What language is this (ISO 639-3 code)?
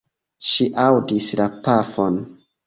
epo